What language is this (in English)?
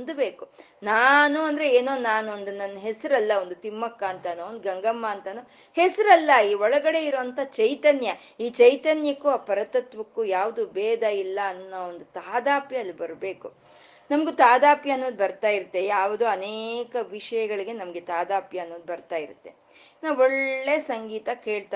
Kannada